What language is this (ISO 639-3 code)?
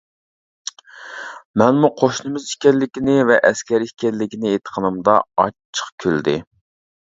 uig